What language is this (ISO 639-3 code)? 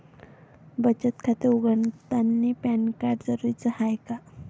mar